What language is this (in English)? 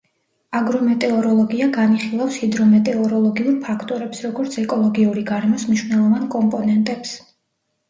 Georgian